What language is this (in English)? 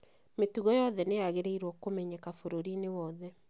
Kikuyu